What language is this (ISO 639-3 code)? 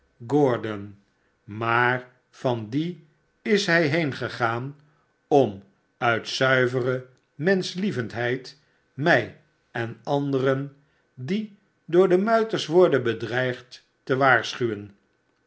nld